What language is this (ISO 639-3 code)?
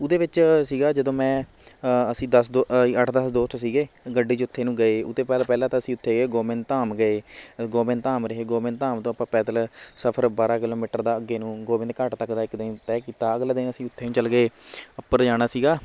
pan